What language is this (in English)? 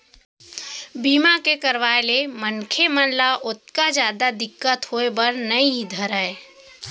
Chhattisgarhi